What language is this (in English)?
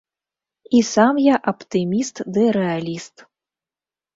Belarusian